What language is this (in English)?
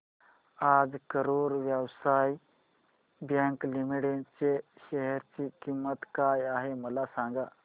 Marathi